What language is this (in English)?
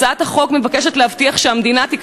Hebrew